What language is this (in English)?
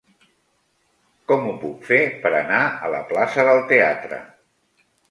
Catalan